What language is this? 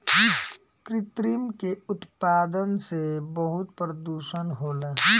Bhojpuri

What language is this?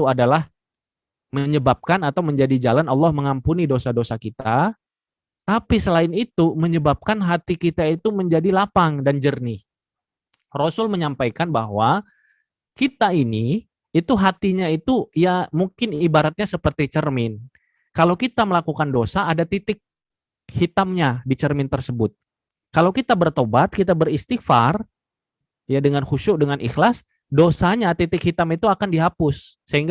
Indonesian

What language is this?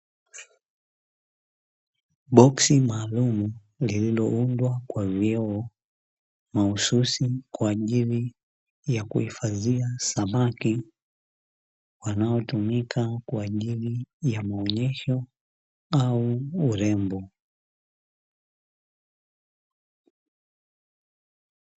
Swahili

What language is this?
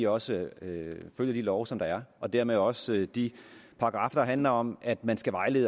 Danish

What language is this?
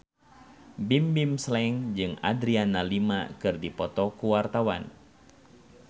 Sundanese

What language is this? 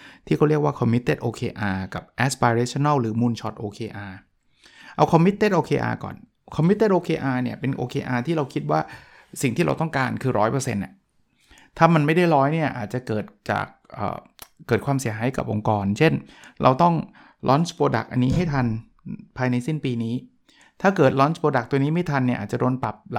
Thai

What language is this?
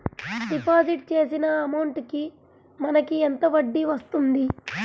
Telugu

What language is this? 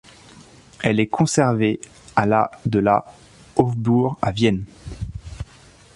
French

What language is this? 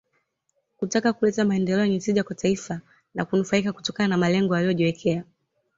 Swahili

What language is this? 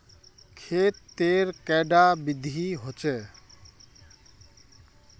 Magahi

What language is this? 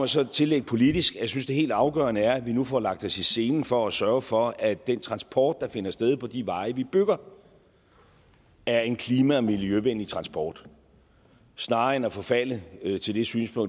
Danish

